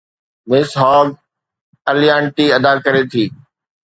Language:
Sindhi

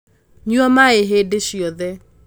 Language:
Kikuyu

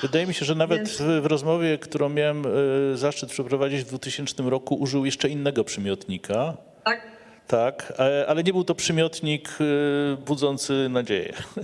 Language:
Polish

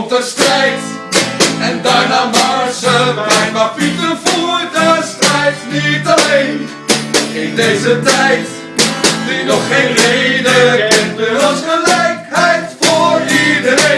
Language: Dutch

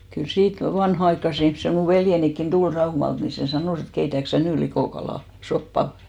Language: Finnish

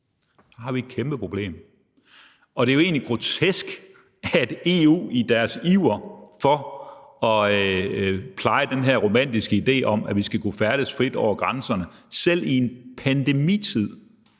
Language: Danish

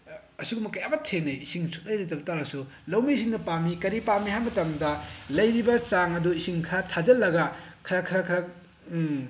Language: Manipuri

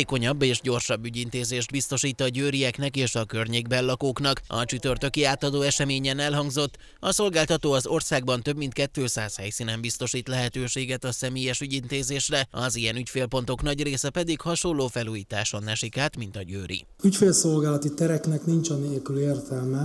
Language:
Hungarian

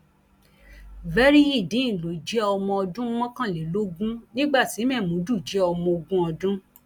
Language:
Yoruba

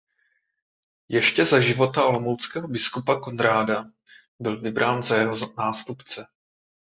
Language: Czech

